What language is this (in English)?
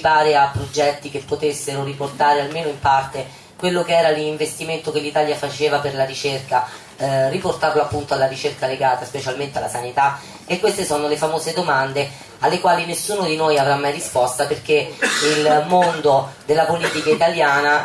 Italian